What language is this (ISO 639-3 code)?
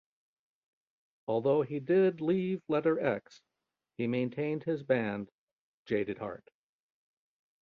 eng